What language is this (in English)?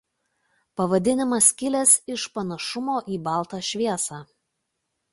Lithuanian